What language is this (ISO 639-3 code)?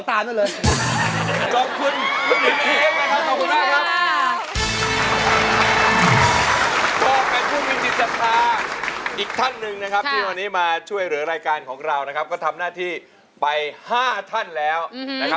tha